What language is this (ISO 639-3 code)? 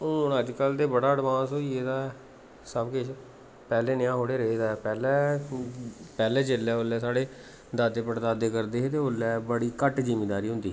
doi